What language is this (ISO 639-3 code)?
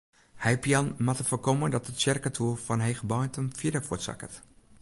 fry